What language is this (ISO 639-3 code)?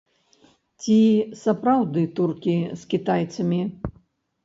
bel